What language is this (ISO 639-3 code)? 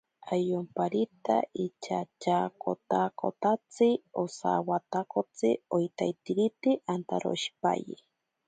prq